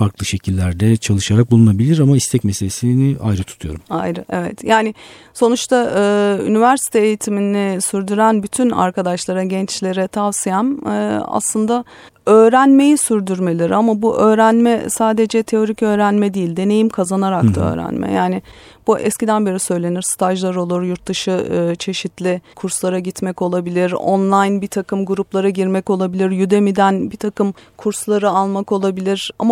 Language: Turkish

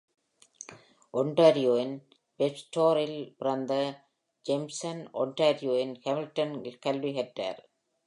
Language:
Tamil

